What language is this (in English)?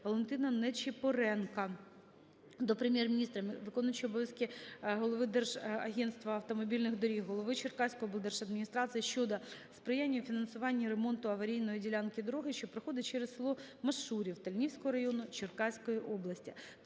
Ukrainian